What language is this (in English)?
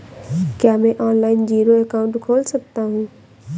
Hindi